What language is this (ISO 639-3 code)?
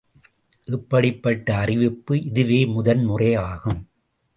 tam